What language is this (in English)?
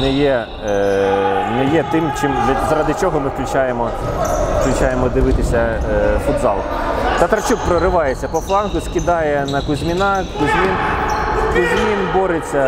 Ukrainian